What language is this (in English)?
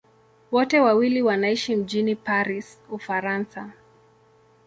Swahili